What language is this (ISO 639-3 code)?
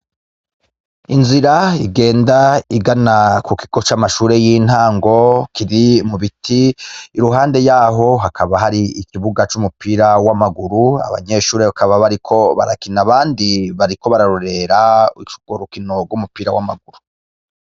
run